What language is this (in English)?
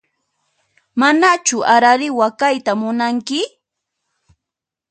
Puno Quechua